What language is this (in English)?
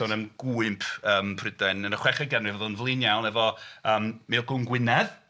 Welsh